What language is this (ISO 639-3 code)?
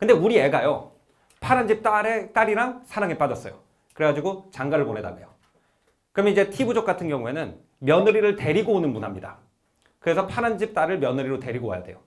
kor